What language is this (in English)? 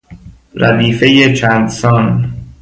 Persian